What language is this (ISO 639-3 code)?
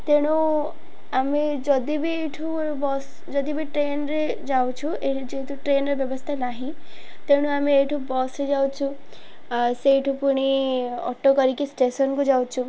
ori